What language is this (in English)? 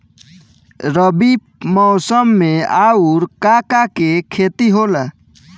Bhojpuri